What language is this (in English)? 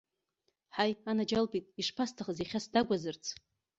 Abkhazian